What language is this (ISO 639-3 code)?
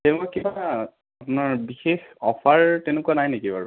asm